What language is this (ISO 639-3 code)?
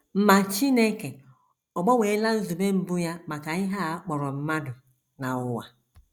ibo